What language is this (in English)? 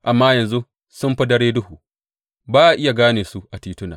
Hausa